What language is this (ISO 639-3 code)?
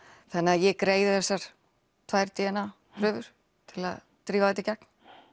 isl